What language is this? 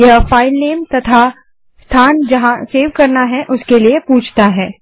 Hindi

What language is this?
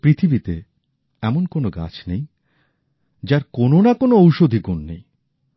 Bangla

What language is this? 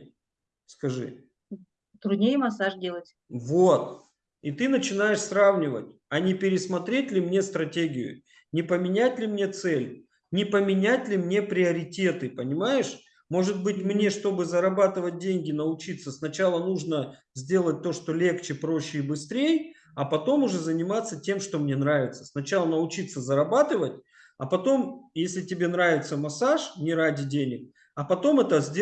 Russian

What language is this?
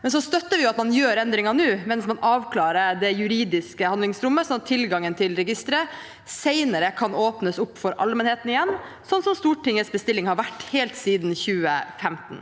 Norwegian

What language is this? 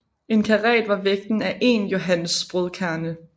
Danish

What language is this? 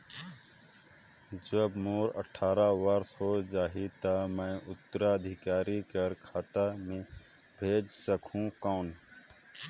Chhattisgarhi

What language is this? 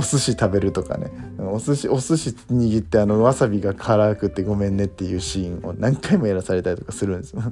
Japanese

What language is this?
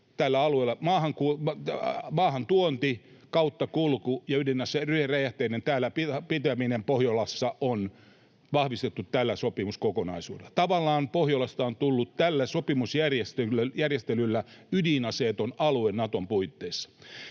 Finnish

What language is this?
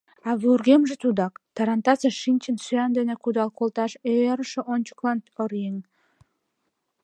Mari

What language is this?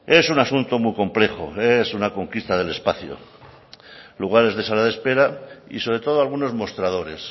Spanish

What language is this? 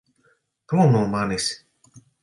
Latvian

